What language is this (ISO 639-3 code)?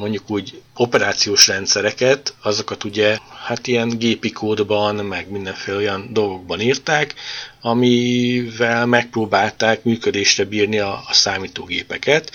hun